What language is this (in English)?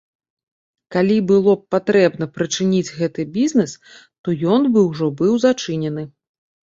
Belarusian